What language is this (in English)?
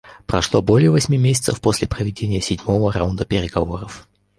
Russian